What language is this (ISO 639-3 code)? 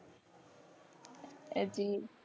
guj